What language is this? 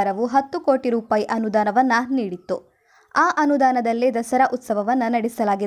Kannada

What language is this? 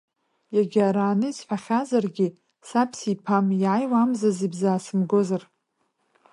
Abkhazian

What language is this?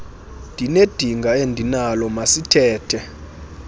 Xhosa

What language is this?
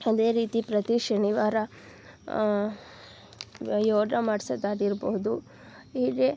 Kannada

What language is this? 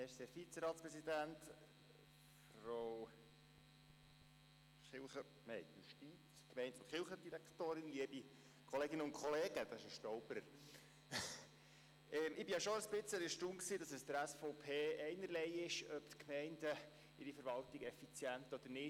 Swiss German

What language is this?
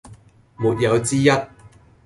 Cantonese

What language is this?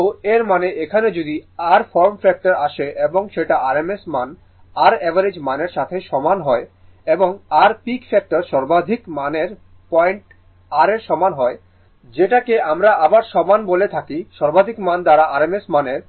Bangla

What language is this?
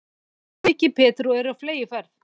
Icelandic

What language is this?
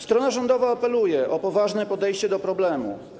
Polish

